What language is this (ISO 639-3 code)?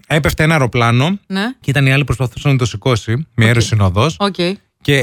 ell